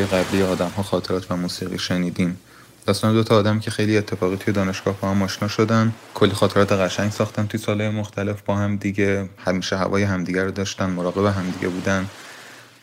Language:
Persian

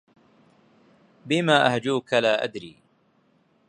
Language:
Arabic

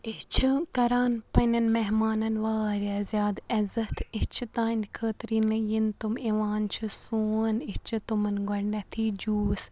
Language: Kashmiri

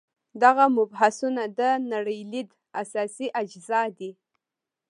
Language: Pashto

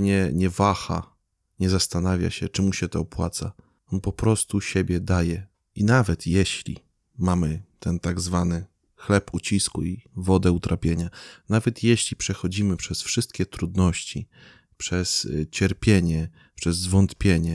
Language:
Polish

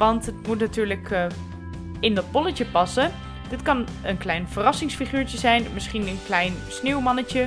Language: Dutch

